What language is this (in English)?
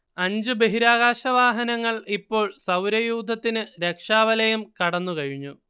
Malayalam